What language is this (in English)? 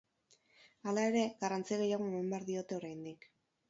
Basque